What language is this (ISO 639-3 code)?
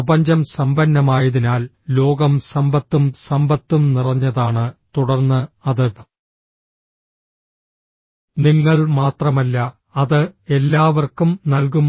mal